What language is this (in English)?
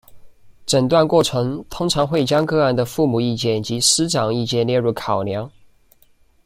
Chinese